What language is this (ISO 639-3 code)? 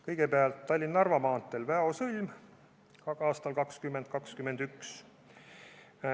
est